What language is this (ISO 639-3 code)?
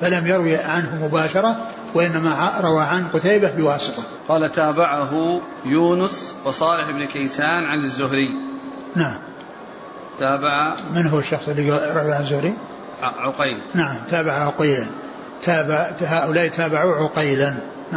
ara